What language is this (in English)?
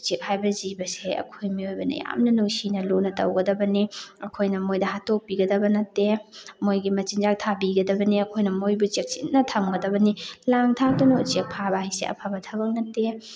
Manipuri